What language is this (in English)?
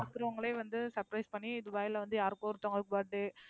Tamil